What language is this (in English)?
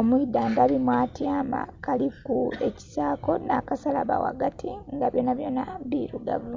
Soga